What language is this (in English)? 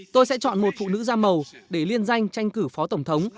Vietnamese